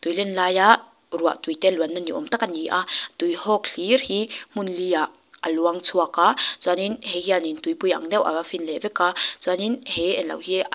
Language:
Mizo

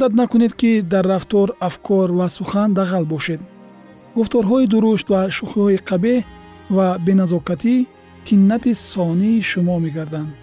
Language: Persian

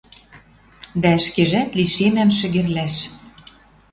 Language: Western Mari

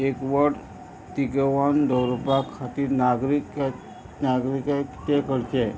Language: Konkani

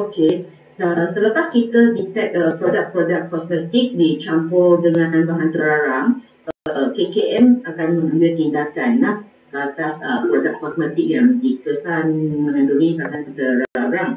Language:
Malay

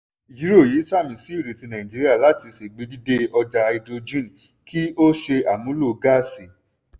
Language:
Yoruba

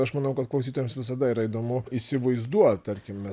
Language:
Lithuanian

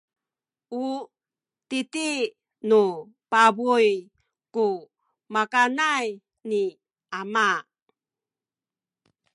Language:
Sakizaya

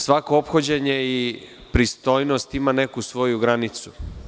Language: Serbian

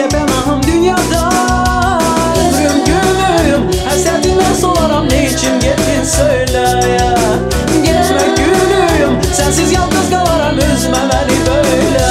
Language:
Arabic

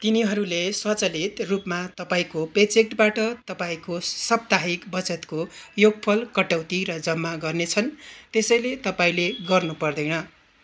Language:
Nepali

